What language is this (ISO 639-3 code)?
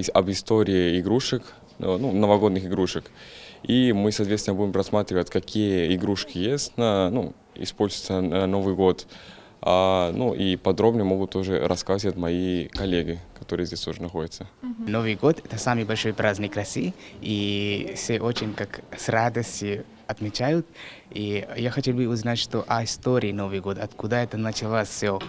rus